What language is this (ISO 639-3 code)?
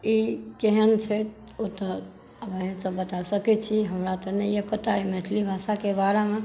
mai